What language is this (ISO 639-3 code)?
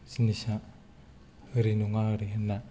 brx